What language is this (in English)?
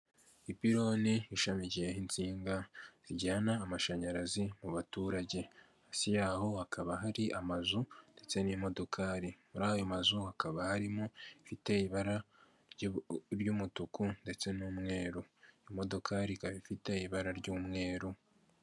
Kinyarwanda